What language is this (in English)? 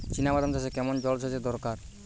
Bangla